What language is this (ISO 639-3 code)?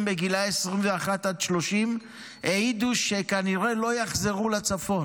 heb